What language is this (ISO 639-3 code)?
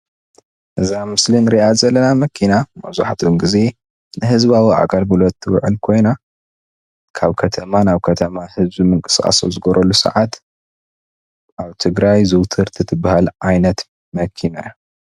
tir